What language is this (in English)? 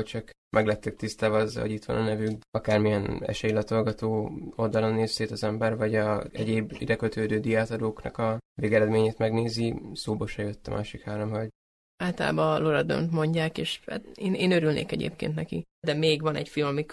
Hungarian